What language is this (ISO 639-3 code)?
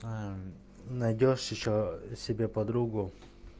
rus